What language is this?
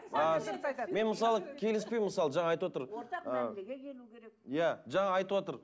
Kazakh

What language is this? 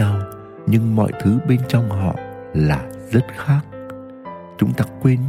Vietnamese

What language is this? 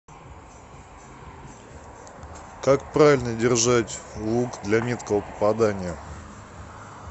Russian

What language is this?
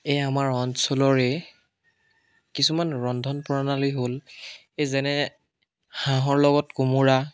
Assamese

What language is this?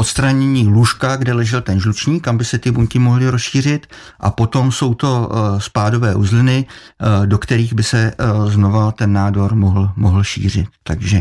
Czech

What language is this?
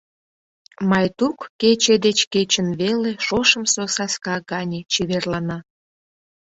Mari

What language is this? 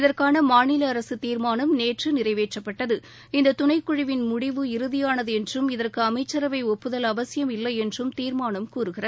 Tamil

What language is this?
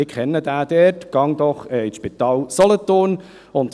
Swiss German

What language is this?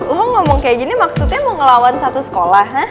Indonesian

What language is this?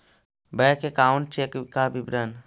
Magahi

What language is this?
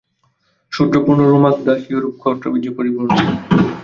Bangla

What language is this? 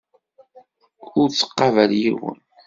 Kabyle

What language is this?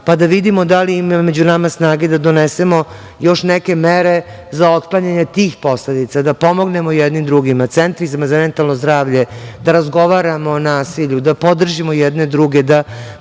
Serbian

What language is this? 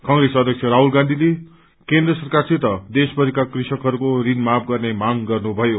Nepali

